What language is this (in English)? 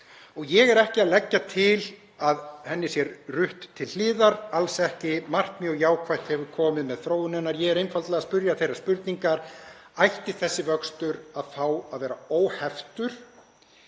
Icelandic